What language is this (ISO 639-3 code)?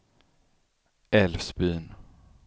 swe